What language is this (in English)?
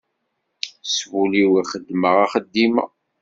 Kabyle